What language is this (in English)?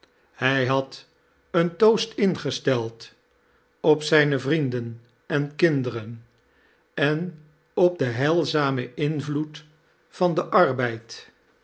Dutch